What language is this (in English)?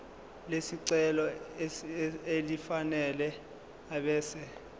Zulu